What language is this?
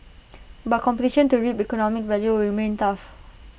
English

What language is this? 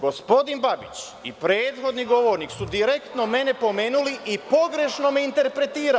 Serbian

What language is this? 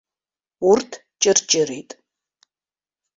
Abkhazian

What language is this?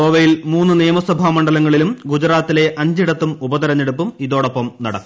Malayalam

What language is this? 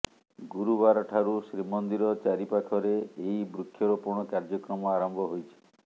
Odia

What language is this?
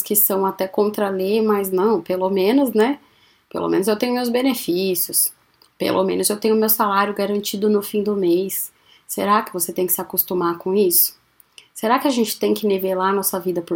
Portuguese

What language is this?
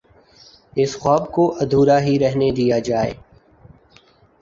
Urdu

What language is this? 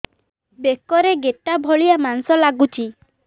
Odia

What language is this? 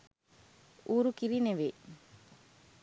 Sinhala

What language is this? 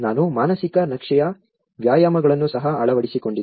Kannada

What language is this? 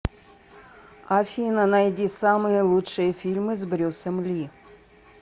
Russian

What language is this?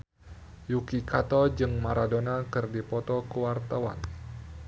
Sundanese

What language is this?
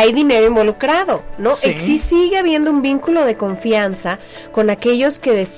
Spanish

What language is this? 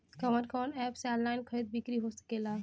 Bhojpuri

